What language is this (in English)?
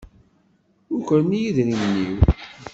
Kabyle